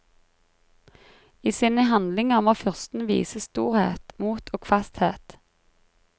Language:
Norwegian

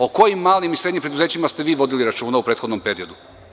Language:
Serbian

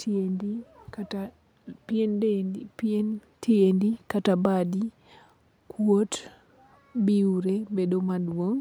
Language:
Luo (Kenya and Tanzania)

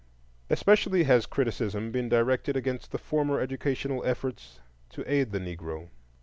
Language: English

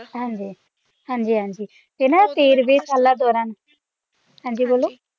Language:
Punjabi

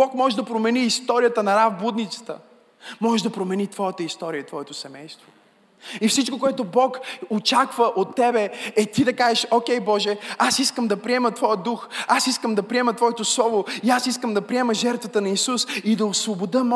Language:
Bulgarian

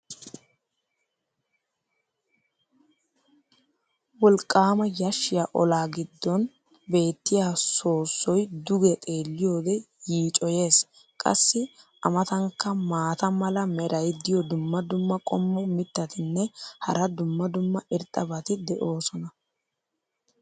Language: Wolaytta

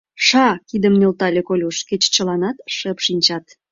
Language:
Mari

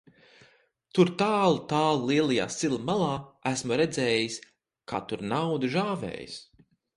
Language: Latvian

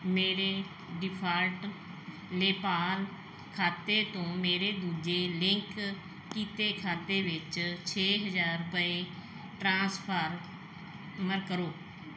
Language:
Punjabi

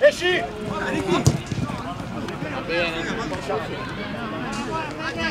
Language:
Italian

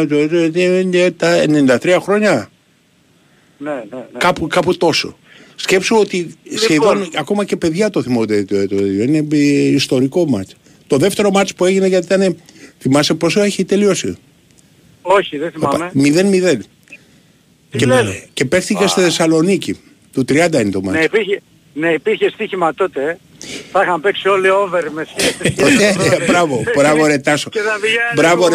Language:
Greek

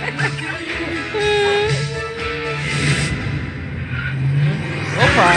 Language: Russian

